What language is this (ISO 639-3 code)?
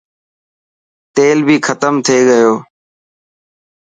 mki